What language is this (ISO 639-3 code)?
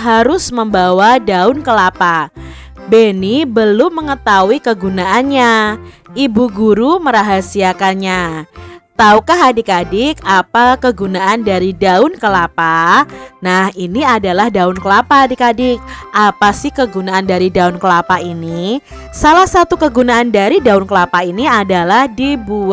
ind